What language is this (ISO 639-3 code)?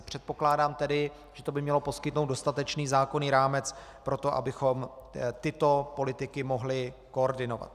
ces